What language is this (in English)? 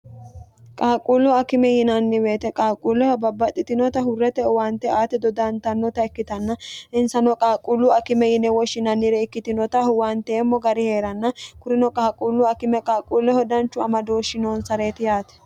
Sidamo